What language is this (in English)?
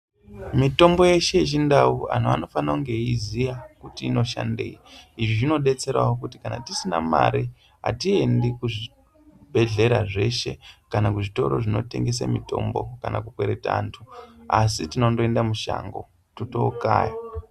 Ndau